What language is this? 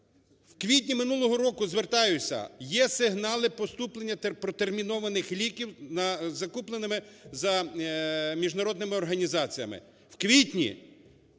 Ukrainian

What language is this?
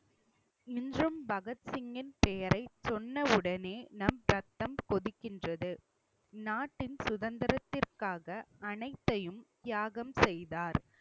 Tamil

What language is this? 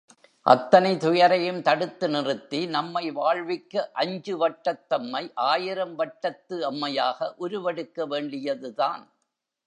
Tamil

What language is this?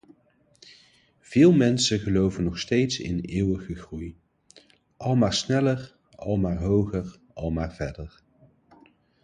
Dutch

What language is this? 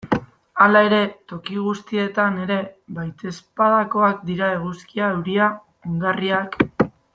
Basque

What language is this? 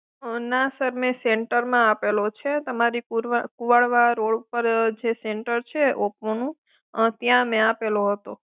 Gujarati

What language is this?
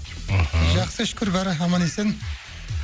Kazakh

